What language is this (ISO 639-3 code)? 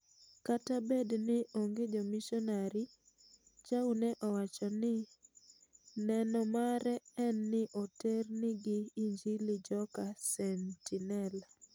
luo